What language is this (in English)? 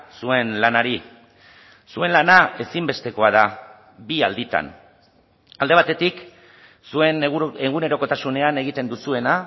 Basque